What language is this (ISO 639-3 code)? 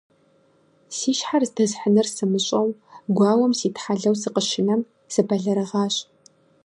kbd